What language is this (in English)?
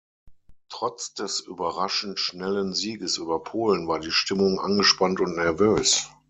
German